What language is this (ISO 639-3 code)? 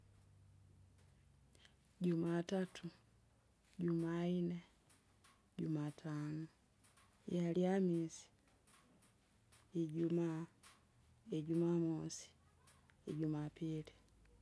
zga